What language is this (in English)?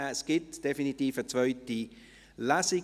Swiss German